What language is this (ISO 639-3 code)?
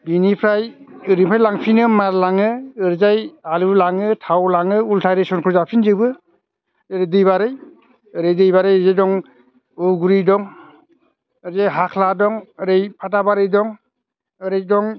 brx